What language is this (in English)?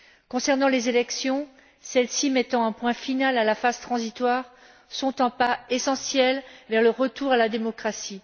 French